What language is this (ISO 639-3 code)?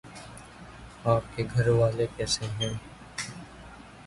urd